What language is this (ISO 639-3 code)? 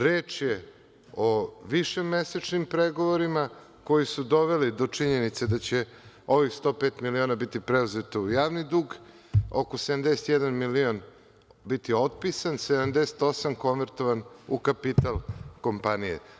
srp